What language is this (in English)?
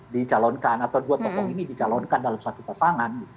Indonesian